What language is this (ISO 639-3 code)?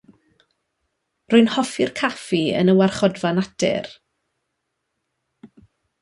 cym